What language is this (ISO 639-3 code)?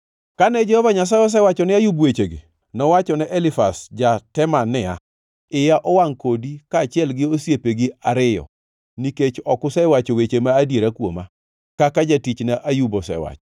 luo